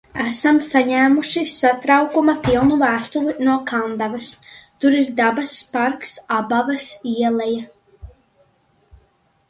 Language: Latvian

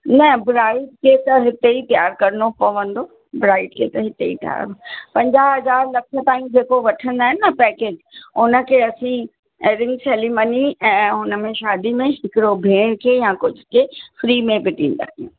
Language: Sindhi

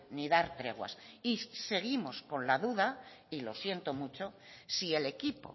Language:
Spanish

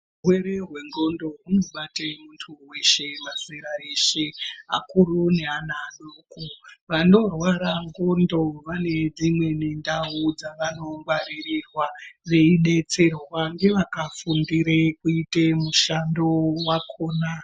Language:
Ndau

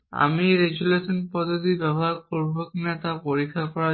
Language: Bangla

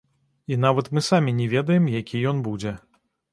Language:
Belarusian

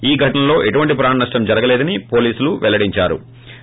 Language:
Telugu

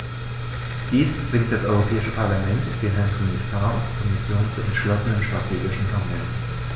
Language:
German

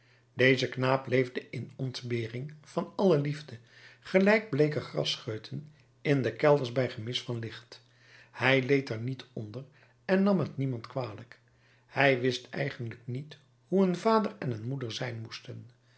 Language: Dutch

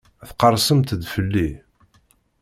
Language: Kabyle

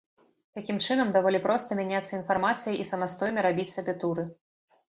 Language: Belarusian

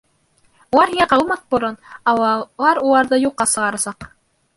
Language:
Bashkir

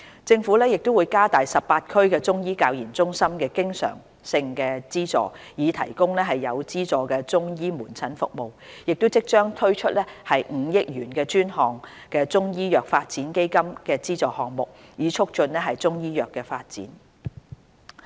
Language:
Cantonese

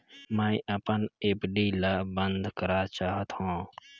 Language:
Chhattisgarhi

